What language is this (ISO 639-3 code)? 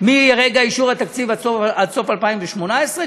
heb